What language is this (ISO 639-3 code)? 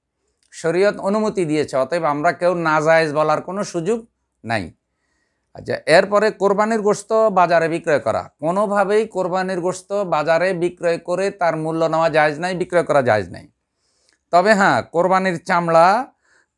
hin